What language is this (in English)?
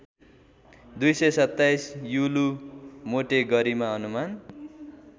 Nepali